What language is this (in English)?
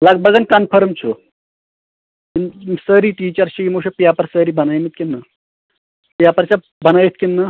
Kashmiri